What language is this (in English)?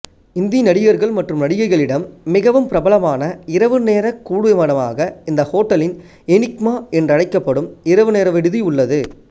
Tamil